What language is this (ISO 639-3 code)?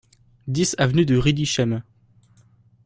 fra